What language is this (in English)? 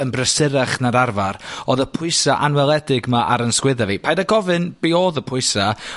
Welsh